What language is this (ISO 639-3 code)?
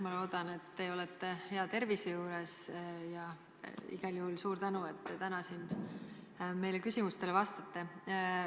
est